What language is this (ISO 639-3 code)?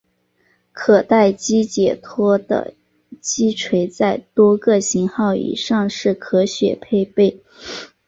zho